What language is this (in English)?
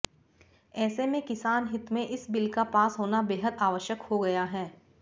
Hindi